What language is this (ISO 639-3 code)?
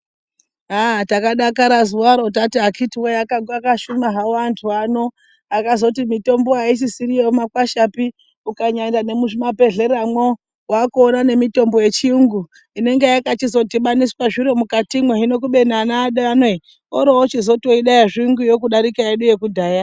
ndc